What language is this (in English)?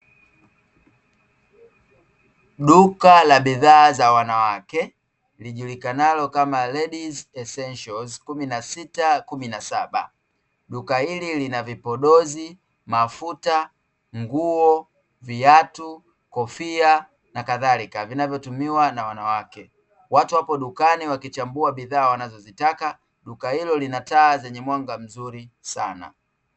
Swahili